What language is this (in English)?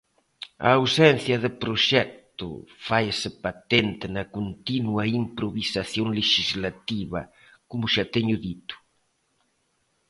Galician